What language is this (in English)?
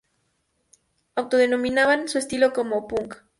Spanish